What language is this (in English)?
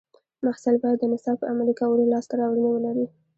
Pashto